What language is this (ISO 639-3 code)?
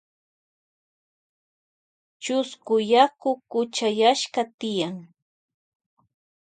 qvj